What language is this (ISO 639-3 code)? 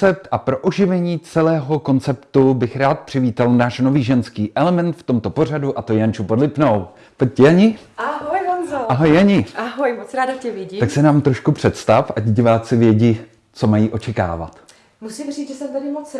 ces